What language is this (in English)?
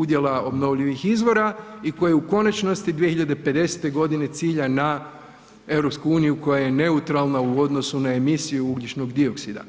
Croatian